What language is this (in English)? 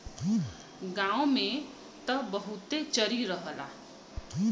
Bhojpuri